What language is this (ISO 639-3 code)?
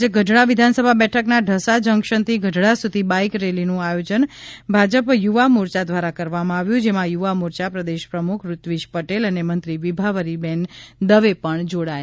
guj